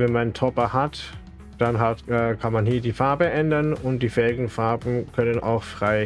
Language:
German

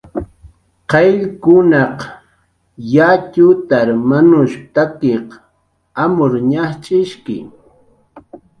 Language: Jaqaru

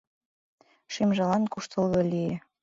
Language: Mari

